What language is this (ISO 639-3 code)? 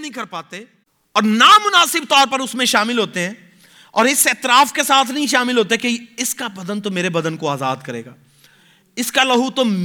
urd